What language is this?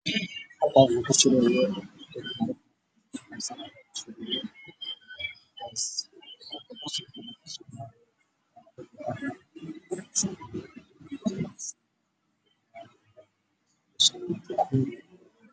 Somali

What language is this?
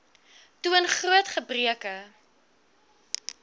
Afrikaans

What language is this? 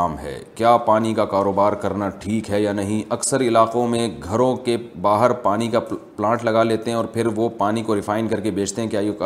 Urdu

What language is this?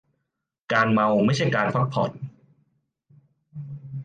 Thai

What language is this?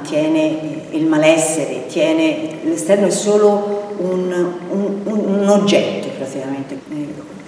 Italian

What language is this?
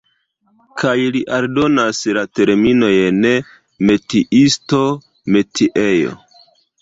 Esperanto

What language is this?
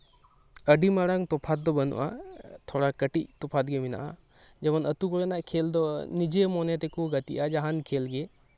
Santali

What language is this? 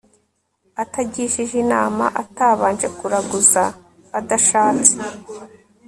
Kinyarwanda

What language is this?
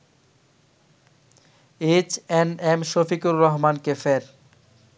Bangla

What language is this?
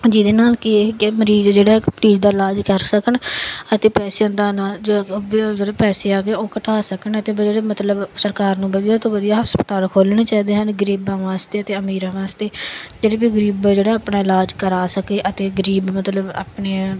Punjabi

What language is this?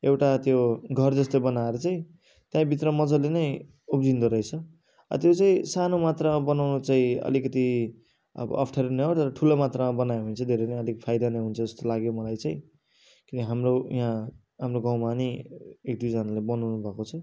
Nepali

